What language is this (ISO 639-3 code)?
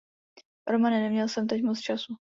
ces